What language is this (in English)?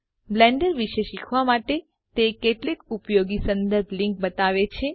Gujarati